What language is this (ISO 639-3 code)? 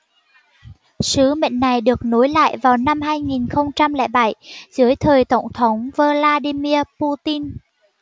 vie